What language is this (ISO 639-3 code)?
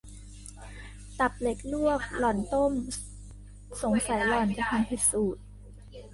tha